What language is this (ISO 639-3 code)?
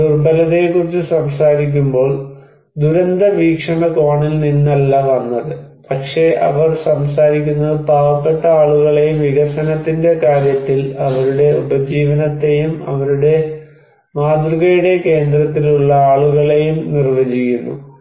mal